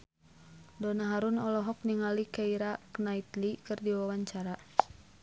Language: Sundanese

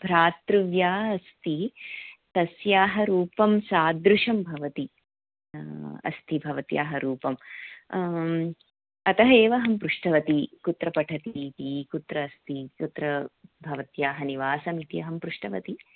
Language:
Sanskrit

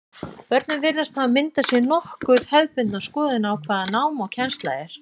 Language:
Icelandic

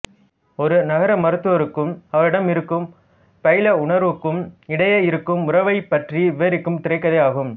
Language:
Tamil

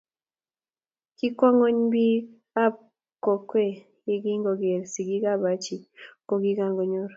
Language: Kalenjin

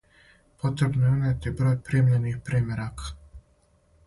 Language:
Serbian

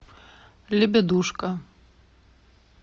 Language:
Russian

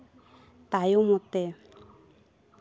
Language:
Santali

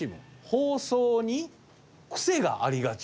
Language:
Japanese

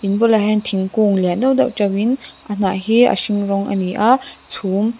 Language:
Mizo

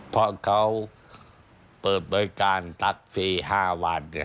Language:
Thai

